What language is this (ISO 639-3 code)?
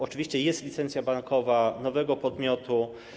pol